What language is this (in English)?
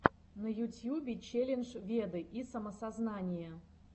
Russian